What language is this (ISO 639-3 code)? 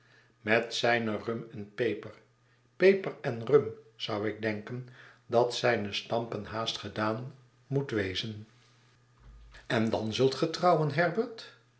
nld